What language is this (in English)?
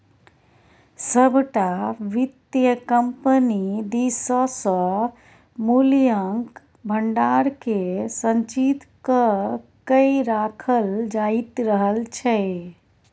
Maithili